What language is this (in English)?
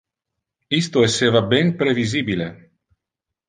Interlingua